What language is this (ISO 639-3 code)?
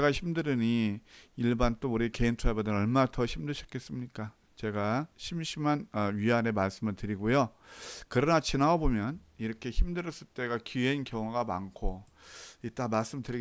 kor